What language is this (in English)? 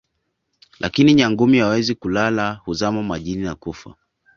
Swahili